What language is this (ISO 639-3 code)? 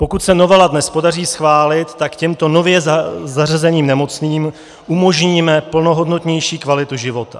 ces